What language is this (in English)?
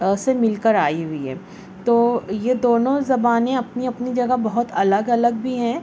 Urdu